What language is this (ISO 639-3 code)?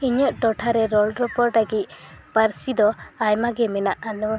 sat